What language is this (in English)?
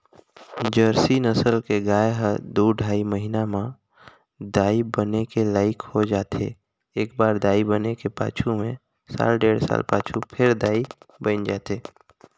Chhattisgarhi